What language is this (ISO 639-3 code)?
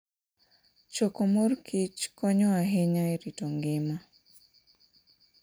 luo